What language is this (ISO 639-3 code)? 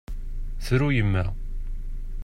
kab